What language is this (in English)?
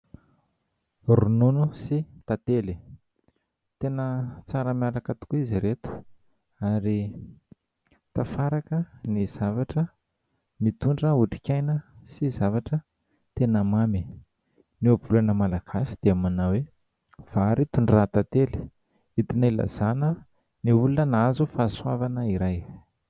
Malagasy